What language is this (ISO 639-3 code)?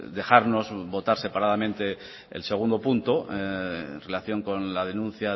spa